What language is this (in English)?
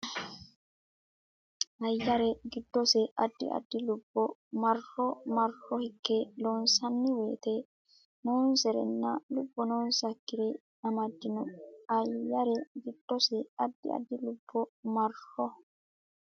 Sidamo